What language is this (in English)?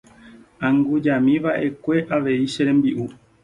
Guarani